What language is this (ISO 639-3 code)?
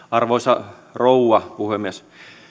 fin